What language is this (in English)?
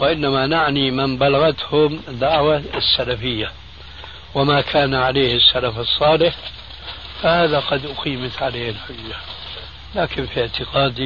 Arabic